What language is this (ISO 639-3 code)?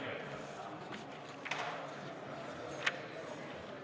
est